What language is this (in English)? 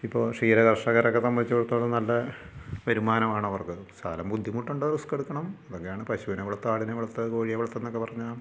Malayalam